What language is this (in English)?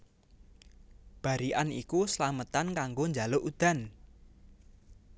Javanese